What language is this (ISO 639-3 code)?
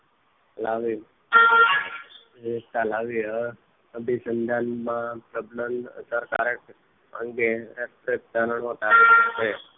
guj